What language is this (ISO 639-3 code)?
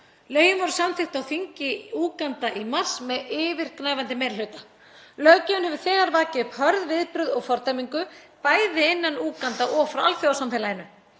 isl